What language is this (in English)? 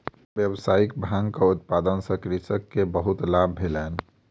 Maithili